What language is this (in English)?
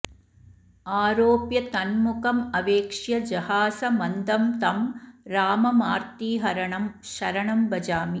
Sanskrit